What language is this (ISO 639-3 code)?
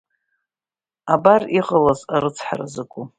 abk